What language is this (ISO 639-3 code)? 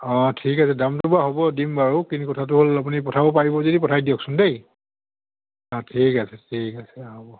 asm